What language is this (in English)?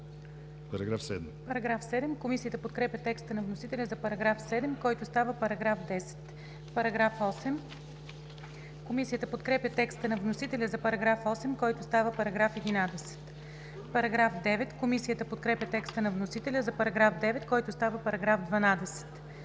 Bulgarian